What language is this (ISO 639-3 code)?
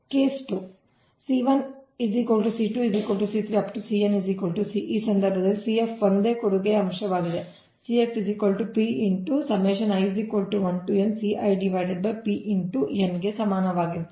kan